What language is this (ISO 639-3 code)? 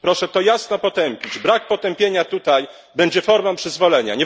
pol